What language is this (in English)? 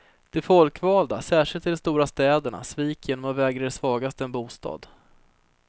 Swedish